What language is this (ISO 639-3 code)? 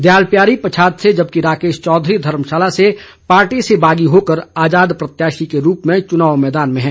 hin